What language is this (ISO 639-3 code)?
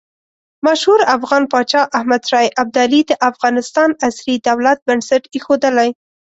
pus